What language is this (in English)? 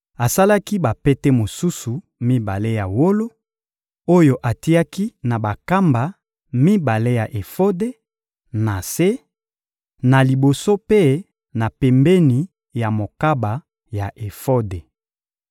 Lingala